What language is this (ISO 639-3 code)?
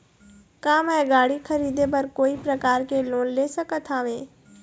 hne